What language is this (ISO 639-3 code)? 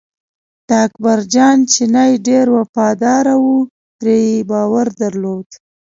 pus